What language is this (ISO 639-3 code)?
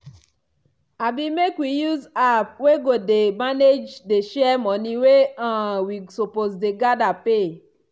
pcm